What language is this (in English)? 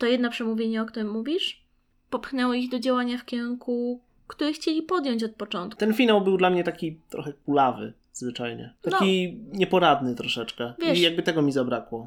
Polish